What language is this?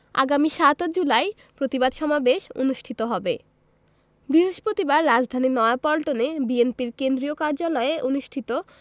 Bangla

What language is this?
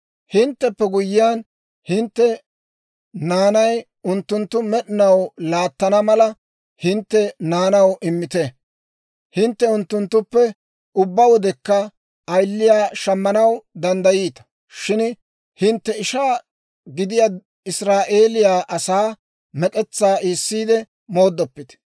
Dawro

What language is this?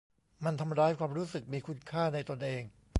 Thai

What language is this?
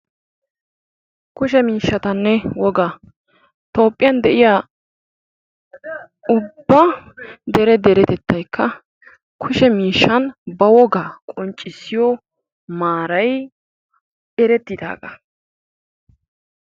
Wolaytta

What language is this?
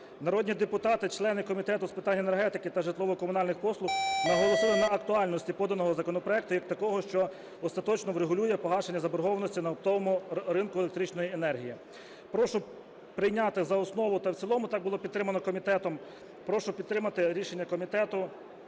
Ukrainian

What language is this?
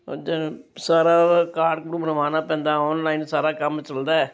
Punjabi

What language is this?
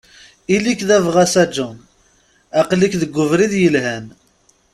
Kabyle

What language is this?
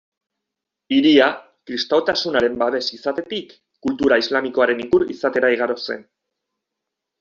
Basque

